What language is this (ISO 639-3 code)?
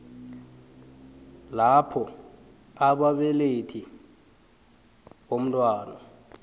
nbl